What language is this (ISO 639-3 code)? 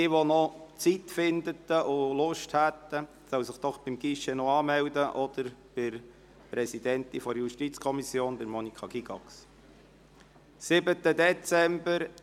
gsw